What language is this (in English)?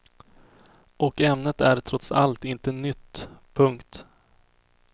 Swedish